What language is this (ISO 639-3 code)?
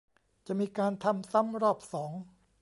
tha